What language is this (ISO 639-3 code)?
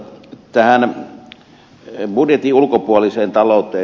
fin